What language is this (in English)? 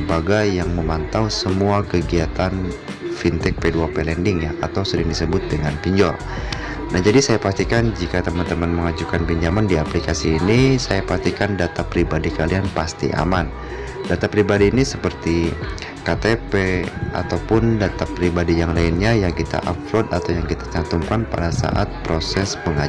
Indonesian